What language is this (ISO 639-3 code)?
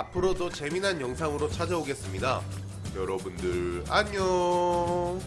kor